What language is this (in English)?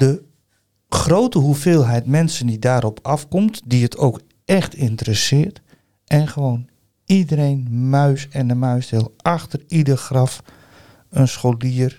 Dutch